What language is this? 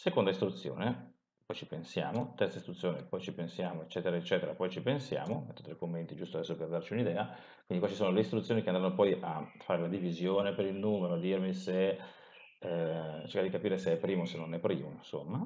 Italian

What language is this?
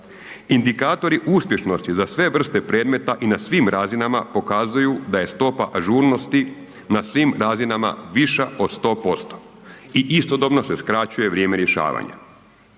Croatian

